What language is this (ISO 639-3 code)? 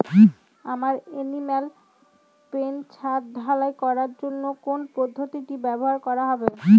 ben